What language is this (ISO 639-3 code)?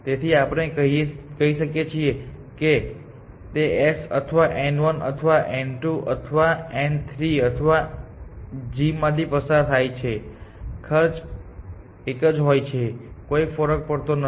guj